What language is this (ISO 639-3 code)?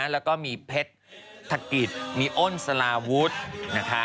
tha